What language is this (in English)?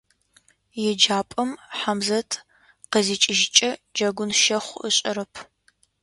Adyghe